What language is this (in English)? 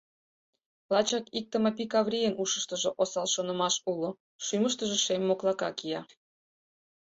Mari